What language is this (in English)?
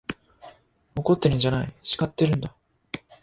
Japanese